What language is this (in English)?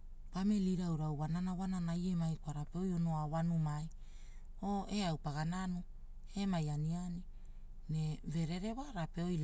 Hula